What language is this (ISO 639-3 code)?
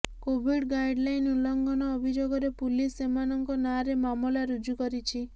ori